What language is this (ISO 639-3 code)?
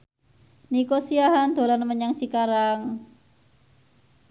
jav